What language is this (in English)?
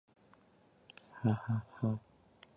Chinese